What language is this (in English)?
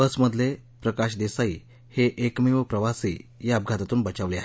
Marathi